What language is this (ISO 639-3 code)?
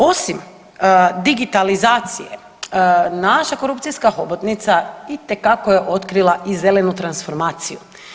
hrv